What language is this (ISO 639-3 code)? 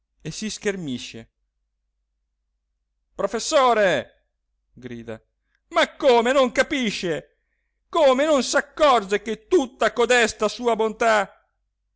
ita